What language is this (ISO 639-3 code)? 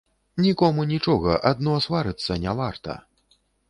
bel